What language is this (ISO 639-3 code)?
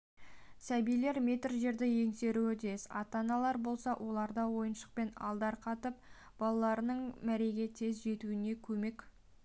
kaz